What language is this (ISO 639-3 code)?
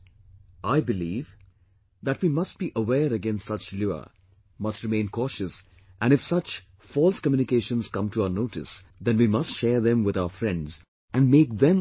eng